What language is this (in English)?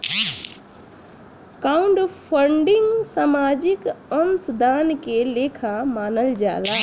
Bhojpuri